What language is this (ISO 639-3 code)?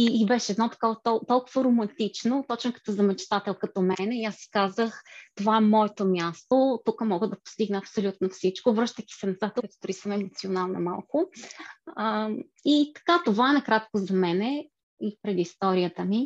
bul